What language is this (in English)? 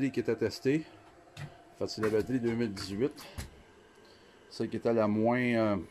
French